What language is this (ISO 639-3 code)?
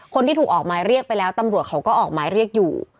tha